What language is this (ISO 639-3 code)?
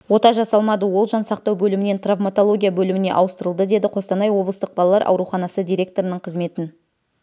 kaz